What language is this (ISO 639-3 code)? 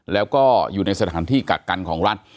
tha